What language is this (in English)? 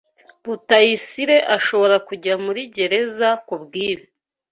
Kinyarwanda